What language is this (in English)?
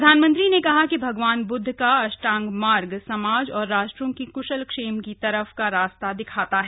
Hindi